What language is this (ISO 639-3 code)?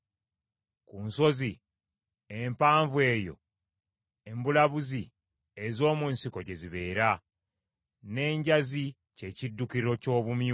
lug